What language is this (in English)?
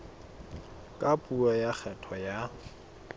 Southern Sotho